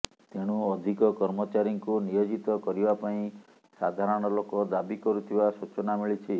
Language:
Odia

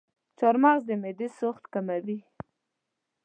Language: Pashto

